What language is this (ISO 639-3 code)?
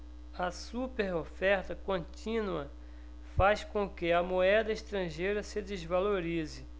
por